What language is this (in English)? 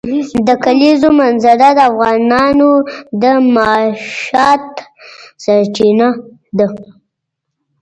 Pashto